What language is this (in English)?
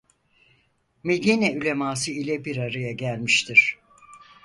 Turkish